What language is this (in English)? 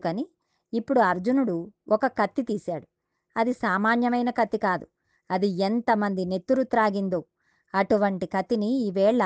Telugu